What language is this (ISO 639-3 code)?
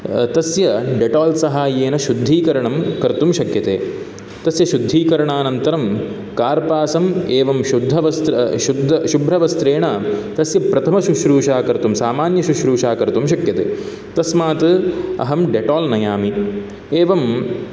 san